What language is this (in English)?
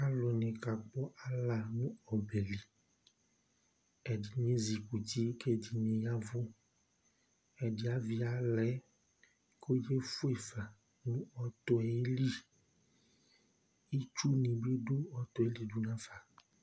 Ikposo